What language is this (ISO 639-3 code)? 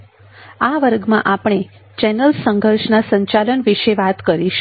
guj